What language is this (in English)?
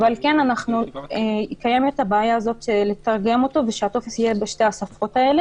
Hebrew